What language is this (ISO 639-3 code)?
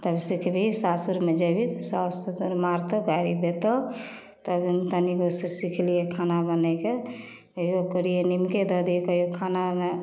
mai